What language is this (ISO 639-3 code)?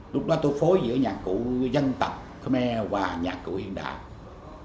vie